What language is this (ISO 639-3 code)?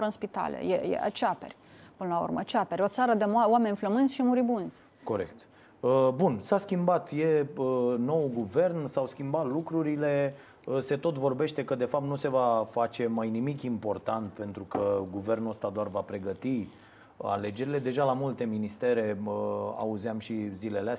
ron